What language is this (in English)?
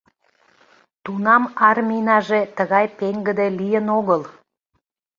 Mari